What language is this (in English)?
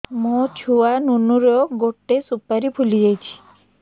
Odia